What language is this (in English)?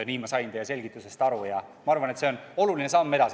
Estonian